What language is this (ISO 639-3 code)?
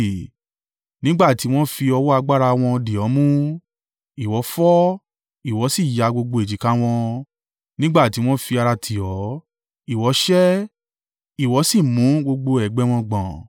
yor